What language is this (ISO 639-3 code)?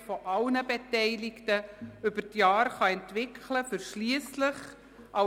gsw